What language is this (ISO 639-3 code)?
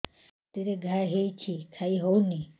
ori